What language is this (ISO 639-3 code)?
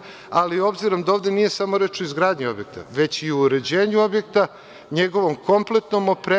srp